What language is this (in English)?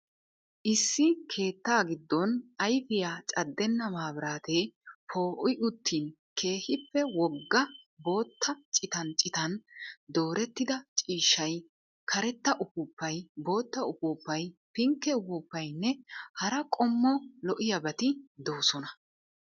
Wolaytta